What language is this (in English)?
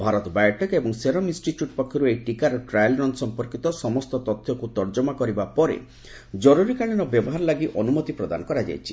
Odia